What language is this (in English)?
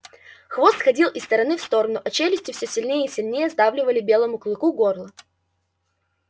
Russian